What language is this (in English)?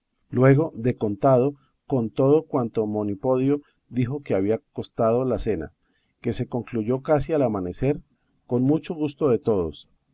Spanish